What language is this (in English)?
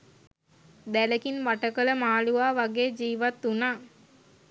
Sinhala